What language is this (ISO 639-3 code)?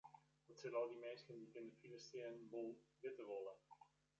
fry